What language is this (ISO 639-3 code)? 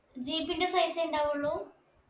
mal